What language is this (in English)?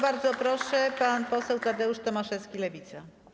Polish